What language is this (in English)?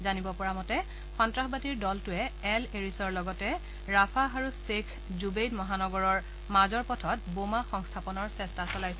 Assamese